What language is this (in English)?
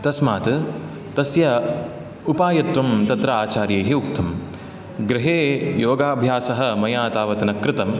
Sanskrit